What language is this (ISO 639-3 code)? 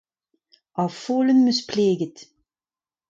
bre